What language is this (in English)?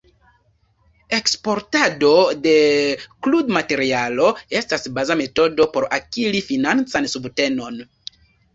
Esperanto